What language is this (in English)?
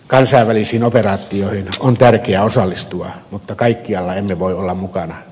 Finnish